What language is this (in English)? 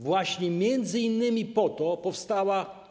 Polish